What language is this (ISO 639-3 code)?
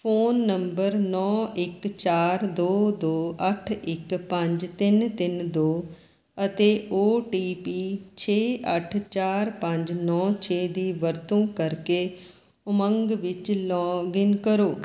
pan